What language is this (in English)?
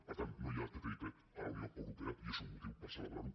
Catalan